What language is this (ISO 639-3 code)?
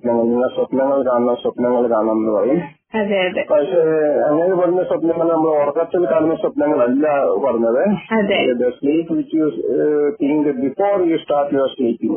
mal